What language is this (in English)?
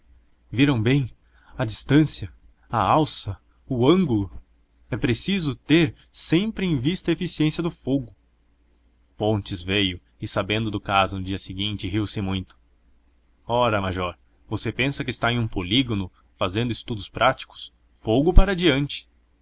Portuguese